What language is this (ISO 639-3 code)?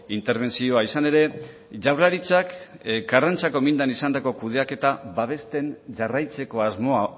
eus